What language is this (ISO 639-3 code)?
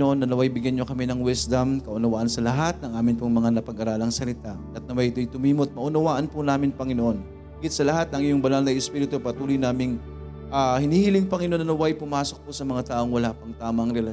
fil